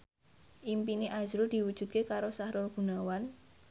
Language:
Javanese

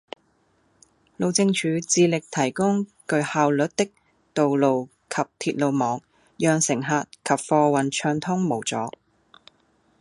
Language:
Cantonese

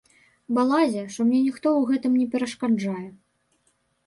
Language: Belarusian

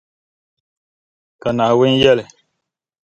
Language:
Dagbani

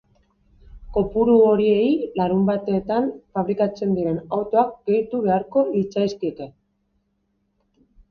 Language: Basque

